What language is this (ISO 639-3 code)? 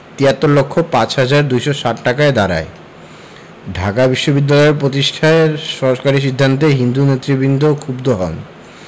ben